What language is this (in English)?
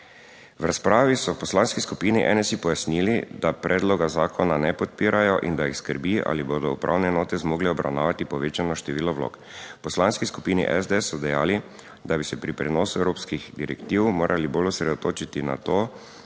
Slovenian